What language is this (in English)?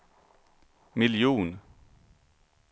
Swedish